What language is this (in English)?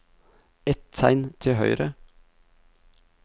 Norwegian